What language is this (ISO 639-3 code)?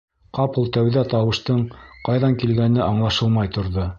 bak